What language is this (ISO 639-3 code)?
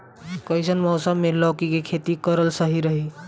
bho